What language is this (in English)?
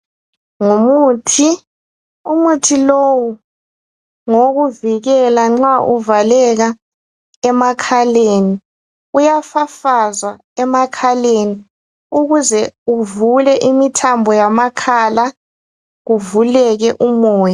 North Ndebele